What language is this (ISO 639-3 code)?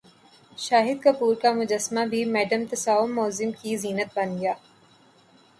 urd